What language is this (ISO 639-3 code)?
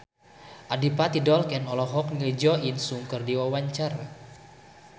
sun